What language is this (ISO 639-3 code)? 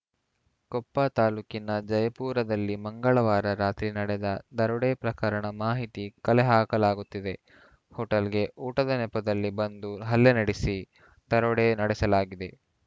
kan